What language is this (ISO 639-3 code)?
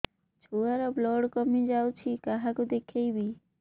ori